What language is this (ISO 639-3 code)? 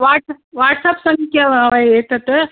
san